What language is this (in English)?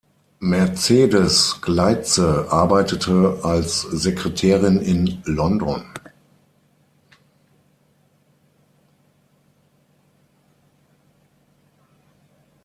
German